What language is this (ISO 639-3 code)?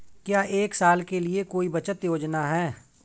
hin